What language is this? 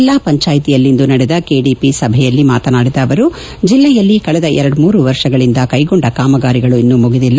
Kannada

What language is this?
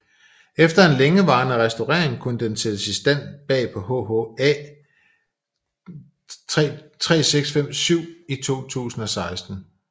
Danish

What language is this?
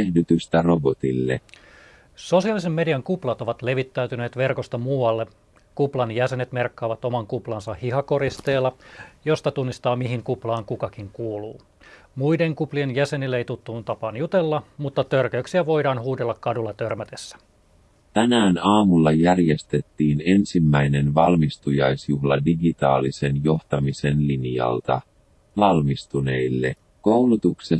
Finnish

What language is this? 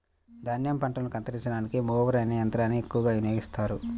Telugu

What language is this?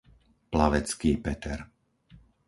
Slovak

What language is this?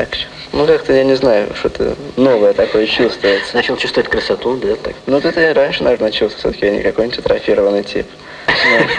Russian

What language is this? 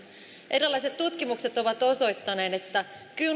Finnish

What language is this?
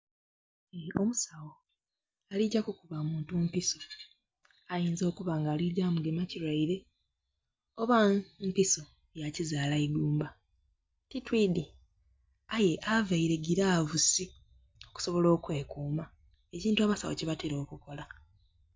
Soga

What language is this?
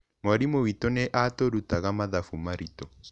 Kikuyu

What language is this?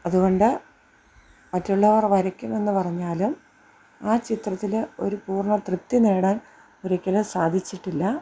Malayalam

